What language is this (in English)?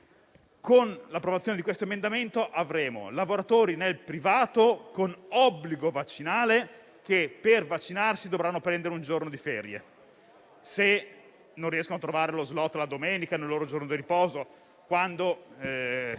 Italian